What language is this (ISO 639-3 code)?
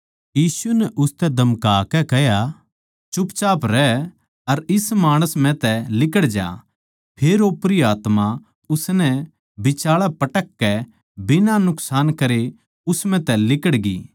bgc